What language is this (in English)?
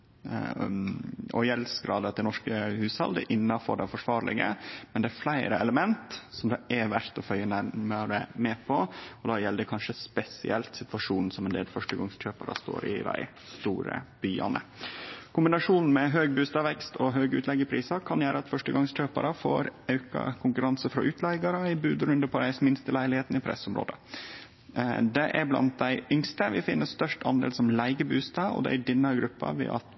Norwegian Nynorsk